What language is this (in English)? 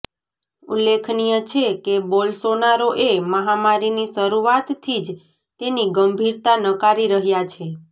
Gujarati